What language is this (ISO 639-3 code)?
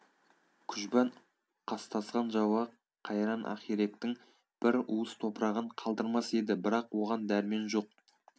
kaz